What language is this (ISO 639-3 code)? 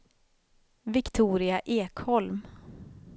swe